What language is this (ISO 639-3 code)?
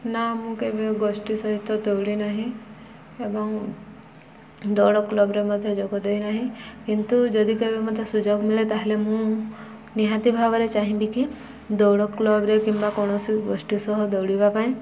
ori